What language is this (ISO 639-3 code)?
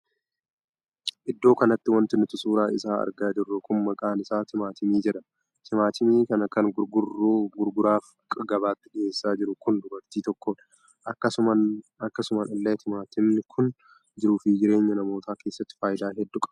orm